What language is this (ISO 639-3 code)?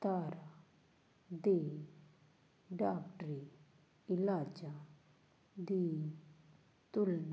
pan